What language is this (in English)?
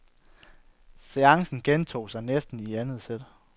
Danish